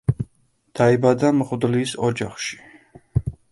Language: Georgian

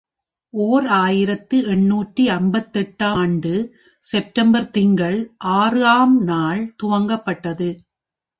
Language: Tamil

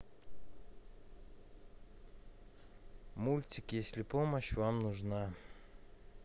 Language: Russian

